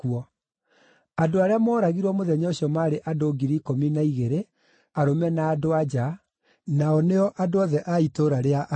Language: Kikuyu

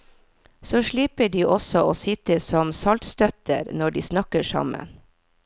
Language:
Norwegian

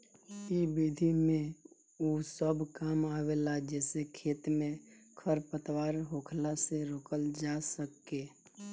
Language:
Bhojpuri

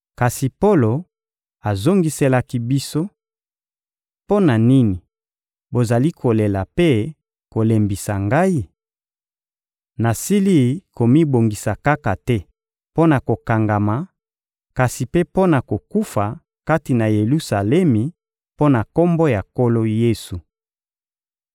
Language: Lingala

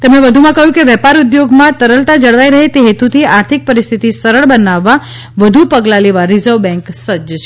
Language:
Gujarati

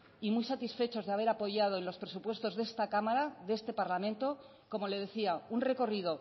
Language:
Spanish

